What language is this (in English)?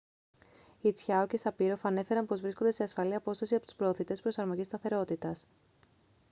Greek